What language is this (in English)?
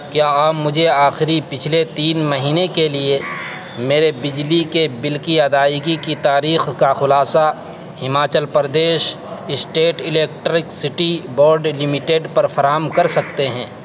Urdu